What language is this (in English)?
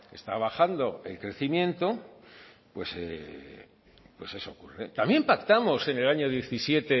Spanish